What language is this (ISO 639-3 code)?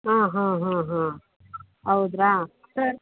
kan